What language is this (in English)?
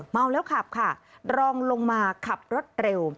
Thai